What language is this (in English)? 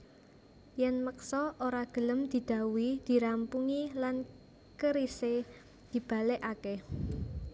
Javanese